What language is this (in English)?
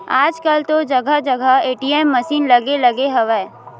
Chhattisgarhi